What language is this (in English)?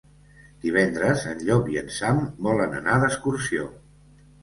Catalan